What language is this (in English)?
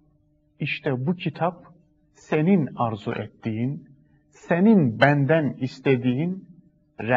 Turkish